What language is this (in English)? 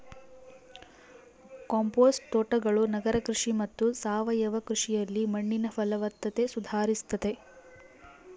Kannada